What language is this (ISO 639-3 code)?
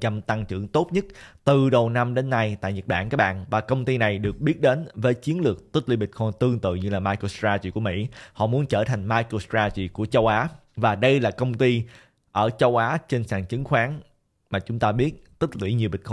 vie